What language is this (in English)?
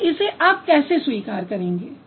Hindi